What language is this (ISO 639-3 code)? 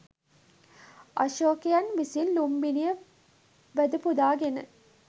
sin